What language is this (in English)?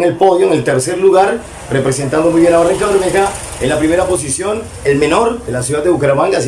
Spanish